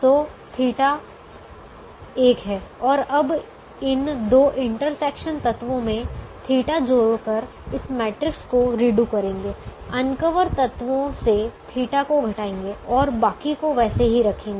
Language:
Hindi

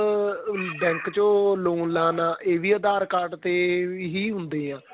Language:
Punjabi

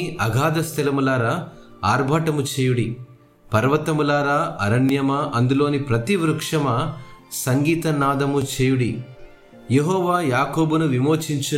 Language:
Telugu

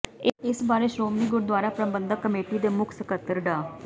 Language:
Punjabi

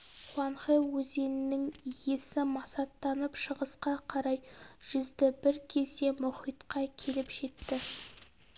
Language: Kazakh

